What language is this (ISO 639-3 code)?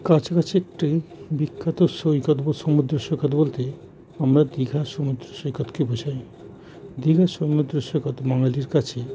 ben